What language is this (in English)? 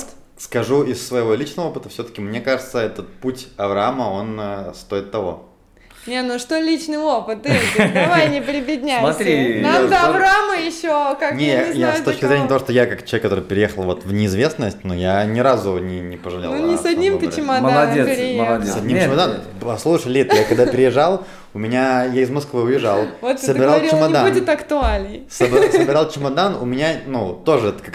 Russian